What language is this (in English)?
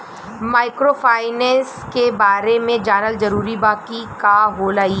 Bhojpuri